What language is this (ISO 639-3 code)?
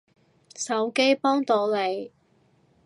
yue